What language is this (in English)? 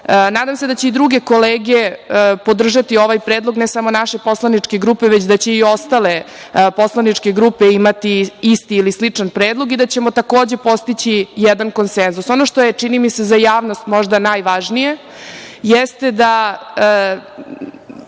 Serbian